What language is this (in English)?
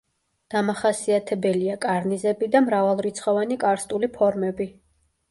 Georgian